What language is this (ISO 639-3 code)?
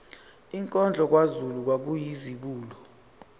zul